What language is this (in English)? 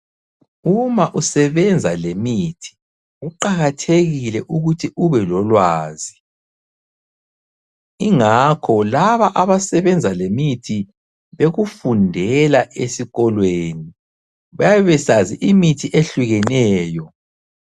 North Ndebele